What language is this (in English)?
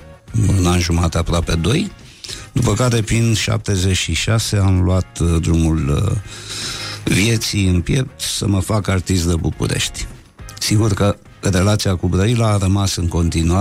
Romanian